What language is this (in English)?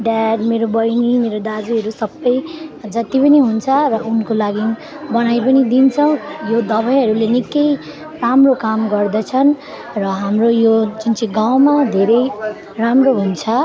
Nepali